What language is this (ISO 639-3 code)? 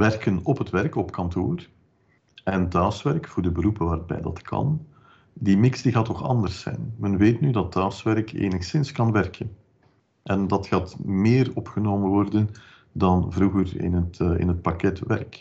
nld